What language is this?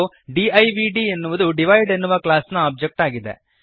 Kannada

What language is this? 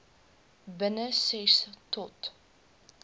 Afrikaans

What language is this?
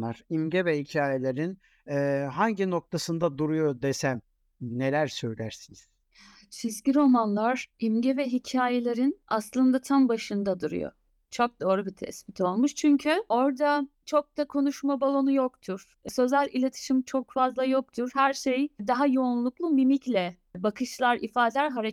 Turkish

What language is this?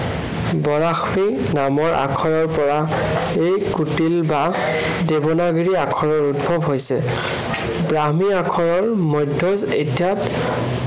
Assamese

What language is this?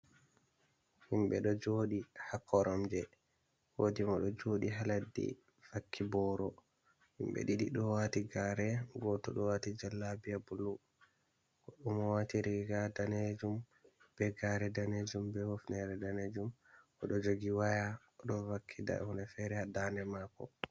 Fula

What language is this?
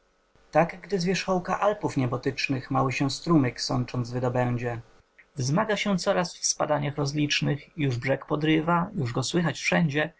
Polish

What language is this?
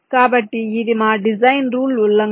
Telugu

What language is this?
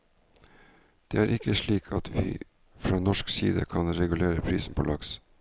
Norwegian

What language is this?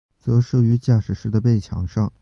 Chinese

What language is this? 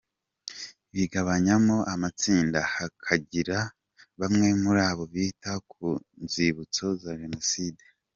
Kinyarwanda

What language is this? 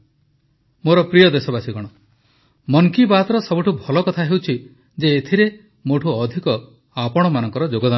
Odia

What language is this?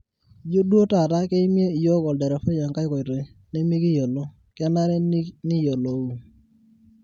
Masai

